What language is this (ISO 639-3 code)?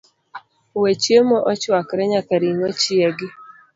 luo